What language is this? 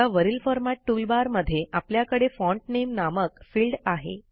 Marathi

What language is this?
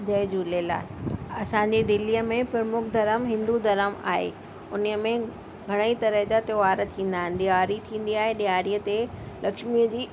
Sindhi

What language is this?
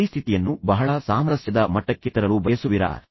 Kannada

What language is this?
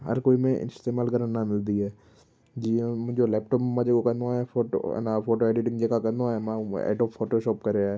Sindhi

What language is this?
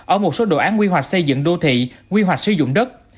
Vietnamese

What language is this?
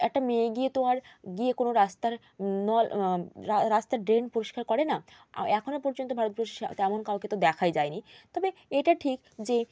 Bangla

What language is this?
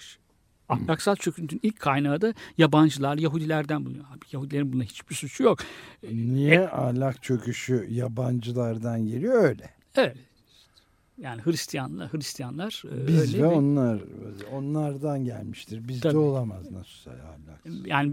Turkish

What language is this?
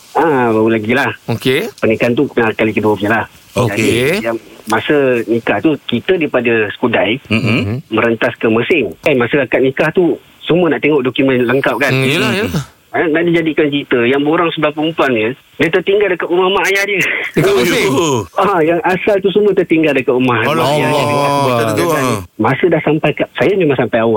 Malay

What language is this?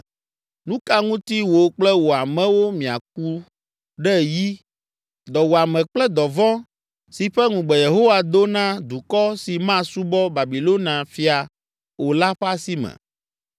Ewe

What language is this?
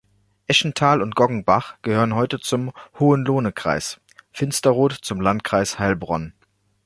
German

